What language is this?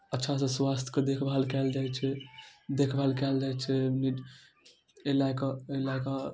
Maithili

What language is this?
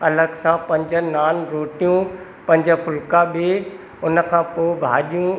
Sindhi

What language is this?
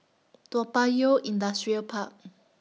English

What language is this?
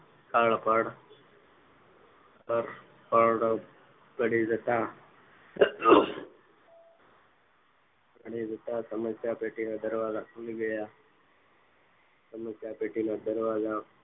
Gujarati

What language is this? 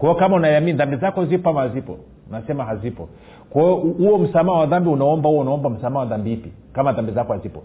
Swahili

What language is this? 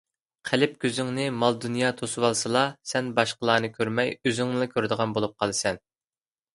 Uyghur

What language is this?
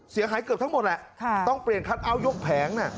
Thai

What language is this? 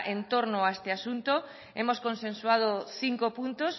Spanish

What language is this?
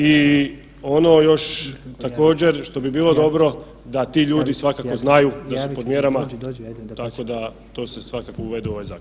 Croatian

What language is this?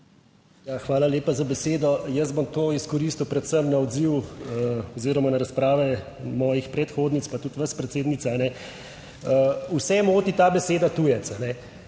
Slovenian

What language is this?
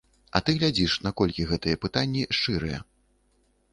Belarusian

